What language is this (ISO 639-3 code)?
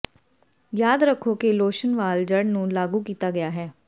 pan